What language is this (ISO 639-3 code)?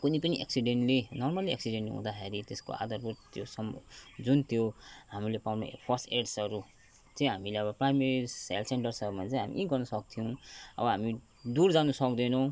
nep